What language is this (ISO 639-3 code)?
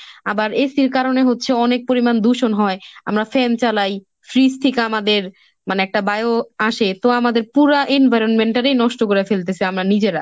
ben